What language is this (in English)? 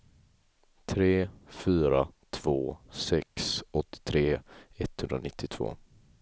Swedish